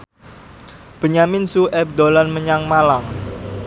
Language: Javanese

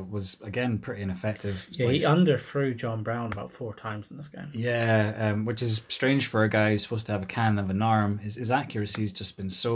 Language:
English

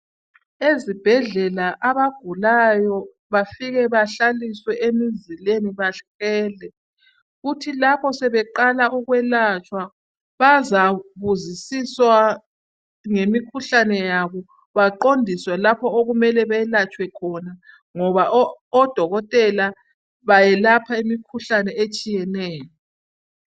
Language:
North Ndebele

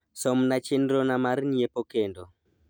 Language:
Luo (Kenya and Tanzania)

